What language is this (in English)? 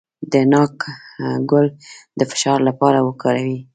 Pashto